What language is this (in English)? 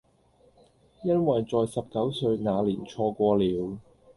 Cantonese